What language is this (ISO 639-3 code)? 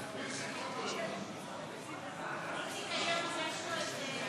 heb